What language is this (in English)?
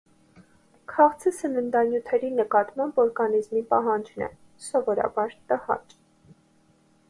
Armenian